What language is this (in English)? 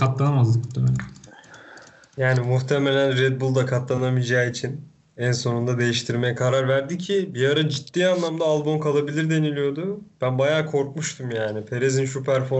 Turkish